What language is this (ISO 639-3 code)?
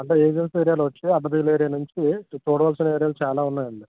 tel